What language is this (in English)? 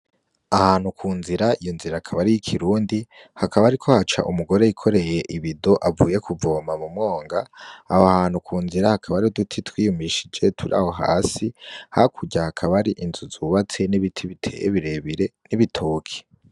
Rundi